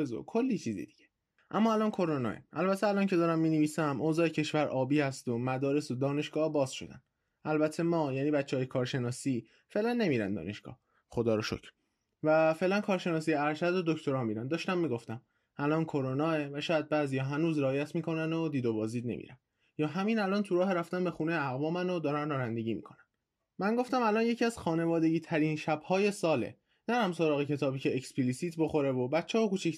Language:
Persian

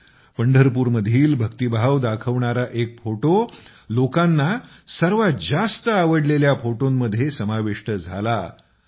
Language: Marathi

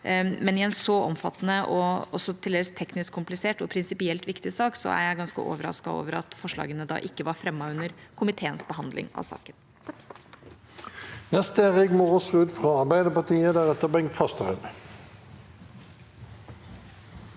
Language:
Norwegian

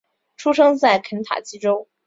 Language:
Chinese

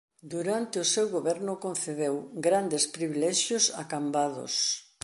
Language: Galician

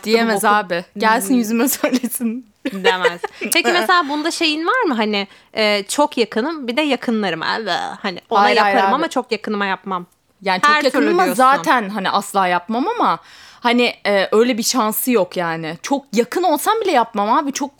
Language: Turkish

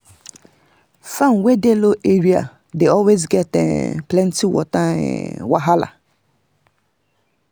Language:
Nigerian Pidgin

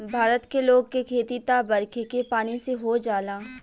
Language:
Bhojpuri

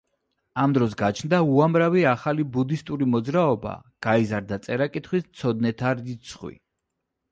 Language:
Georgian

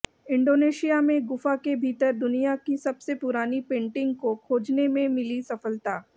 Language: Hindi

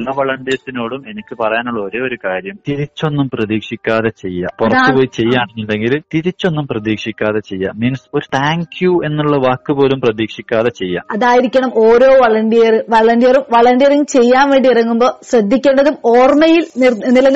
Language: Malayalam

